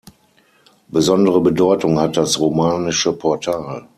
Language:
German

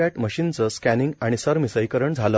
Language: Marathi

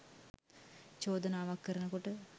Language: Sinhala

